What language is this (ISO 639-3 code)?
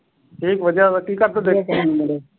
pan